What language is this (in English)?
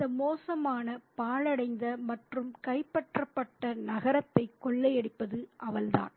Tamil